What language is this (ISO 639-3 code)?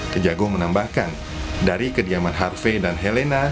ind